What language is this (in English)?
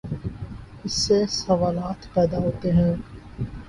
Urdu